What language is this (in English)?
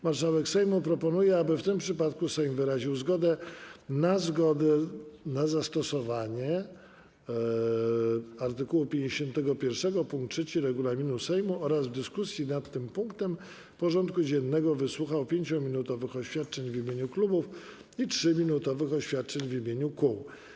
Polish